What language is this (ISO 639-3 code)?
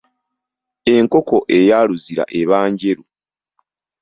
lug